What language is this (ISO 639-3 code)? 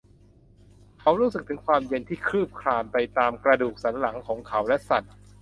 tha